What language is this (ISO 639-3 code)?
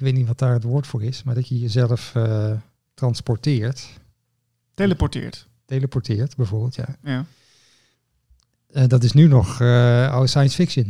nld